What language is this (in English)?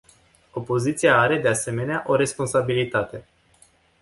Romanian